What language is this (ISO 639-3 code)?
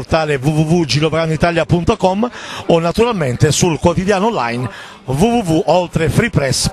ita